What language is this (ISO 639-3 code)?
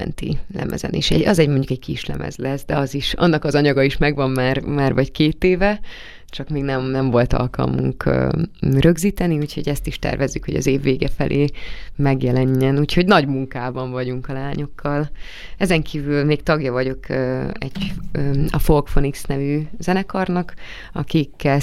hun